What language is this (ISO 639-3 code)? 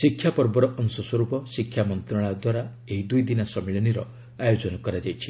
ori